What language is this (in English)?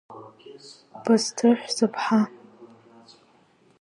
Abkhazian